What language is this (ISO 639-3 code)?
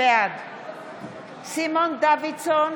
heb